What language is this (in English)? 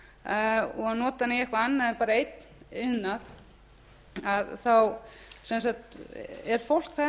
Icelandic